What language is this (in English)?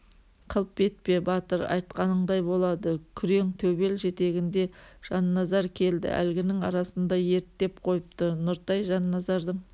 Kazakh